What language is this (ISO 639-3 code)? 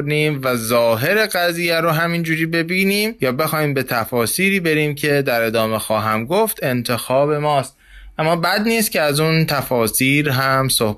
fas